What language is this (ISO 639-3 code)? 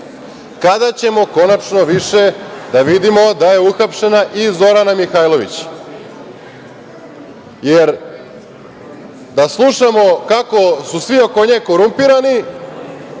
srp